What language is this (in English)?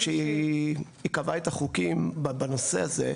Hebrew